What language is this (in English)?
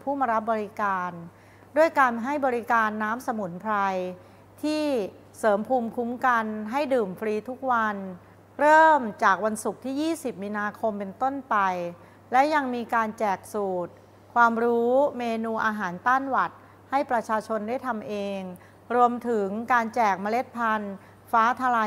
Thai